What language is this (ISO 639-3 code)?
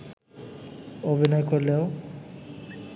ben